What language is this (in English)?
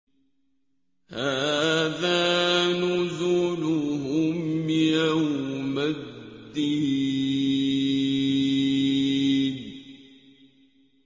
Arabic